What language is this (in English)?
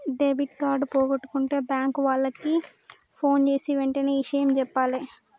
Telugu